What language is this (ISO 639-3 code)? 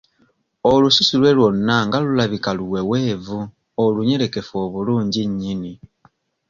lug